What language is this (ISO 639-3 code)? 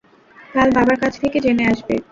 ben